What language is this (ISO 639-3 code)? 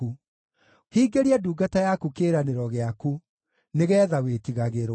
kik